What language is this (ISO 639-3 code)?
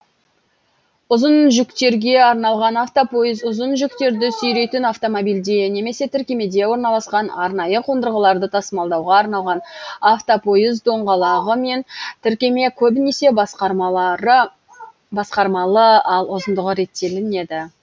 kaz